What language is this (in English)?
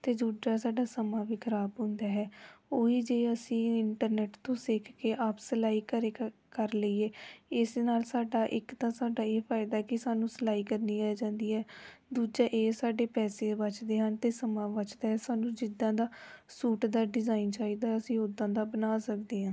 Punjabi